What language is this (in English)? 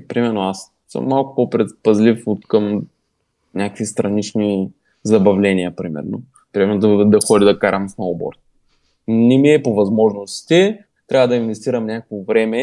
Bulgarian